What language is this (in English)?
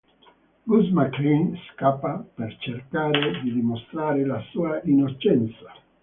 Italian